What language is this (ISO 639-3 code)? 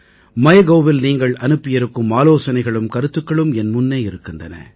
tam